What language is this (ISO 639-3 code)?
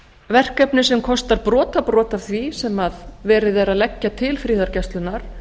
isl